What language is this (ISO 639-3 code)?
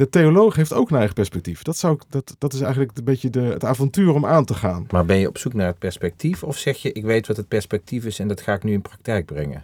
nld